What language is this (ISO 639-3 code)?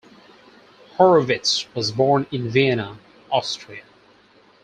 eng